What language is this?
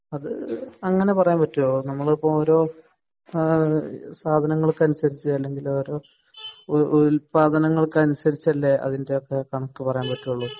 Malayalam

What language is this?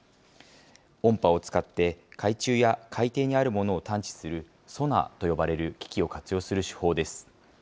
Japanese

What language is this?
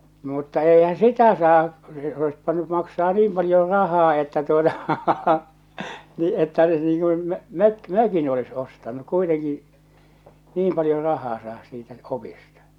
Finnish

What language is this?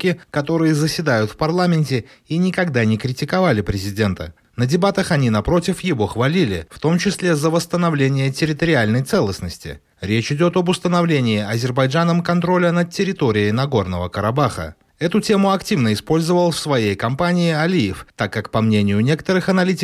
Russian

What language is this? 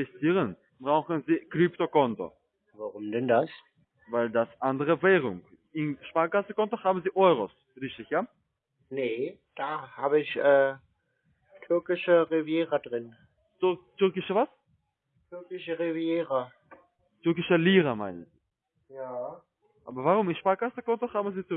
German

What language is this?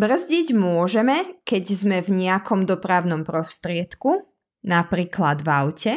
Slovak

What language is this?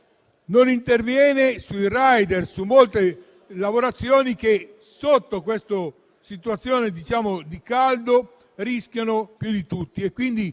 Italian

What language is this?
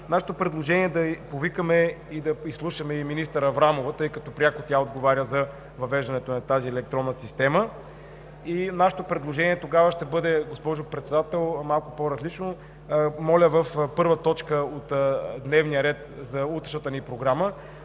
Bulgarian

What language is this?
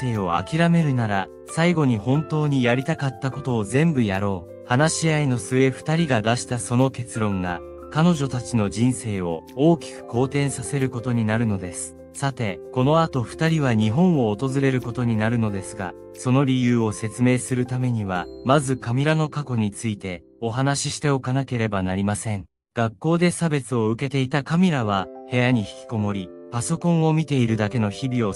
Japanese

